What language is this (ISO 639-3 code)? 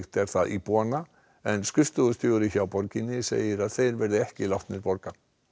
isl